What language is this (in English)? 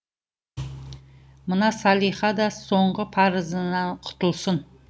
Kazakh